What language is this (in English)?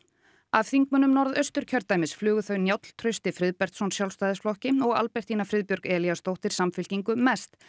Icelandic